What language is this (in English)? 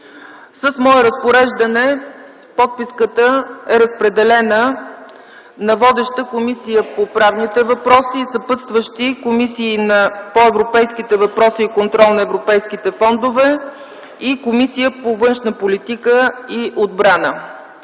Bulgarian